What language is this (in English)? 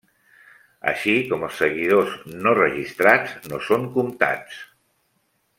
Catalan